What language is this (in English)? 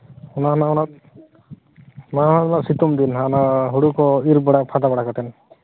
Santali